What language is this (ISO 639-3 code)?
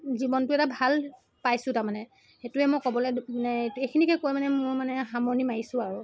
asm